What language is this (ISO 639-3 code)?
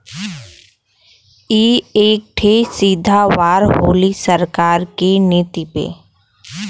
bho